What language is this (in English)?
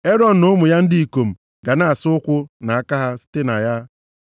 Igbo